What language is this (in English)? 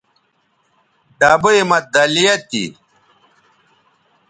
Bateri